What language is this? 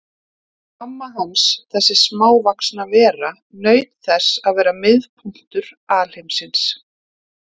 Icelandic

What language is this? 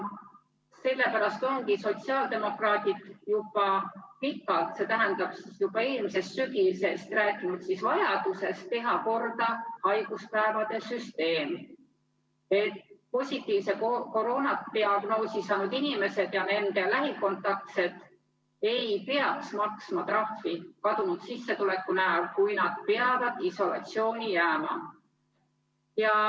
Estonian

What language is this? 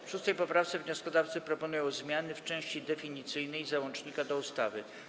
Polish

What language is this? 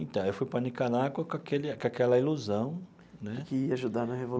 Portuguese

